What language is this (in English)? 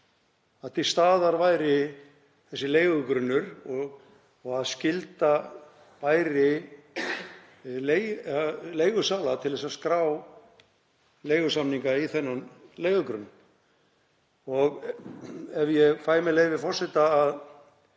Icelandic